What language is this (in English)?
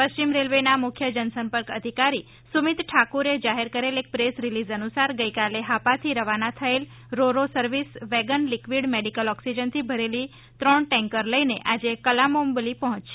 Gujarati